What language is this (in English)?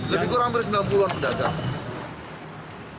Indonesian